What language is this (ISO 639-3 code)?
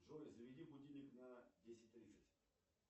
rus